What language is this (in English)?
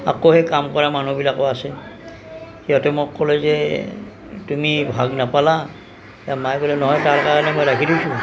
Assamese